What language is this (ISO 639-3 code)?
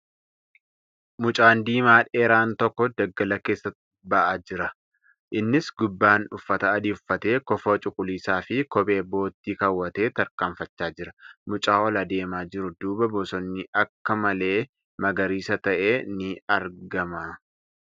orm